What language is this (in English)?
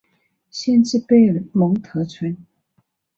Chinese